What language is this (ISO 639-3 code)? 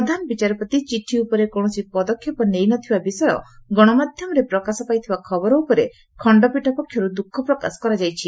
ori